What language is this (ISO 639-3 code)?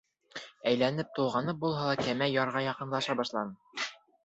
bak